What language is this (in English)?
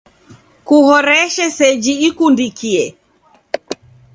Taita